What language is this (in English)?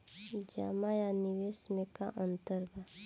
Bhojpuri